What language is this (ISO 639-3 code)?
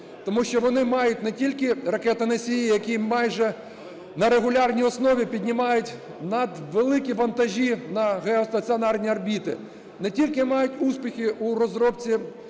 ukr